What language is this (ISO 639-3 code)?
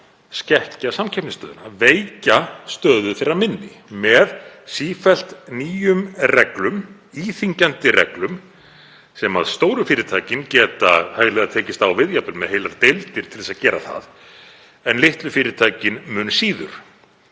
isl